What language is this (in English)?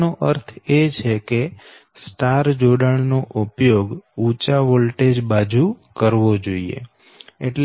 Gujarati